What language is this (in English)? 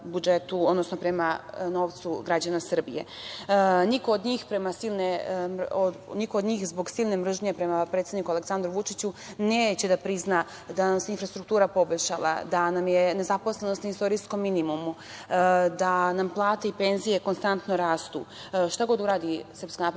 Serbian